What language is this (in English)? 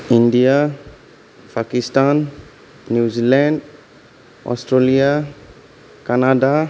Bodo